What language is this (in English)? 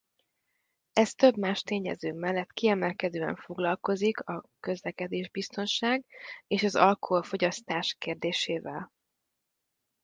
Hungarian